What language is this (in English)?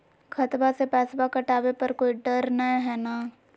Magahi